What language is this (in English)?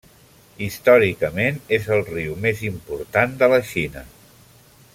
Catalan